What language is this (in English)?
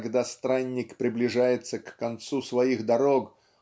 Russian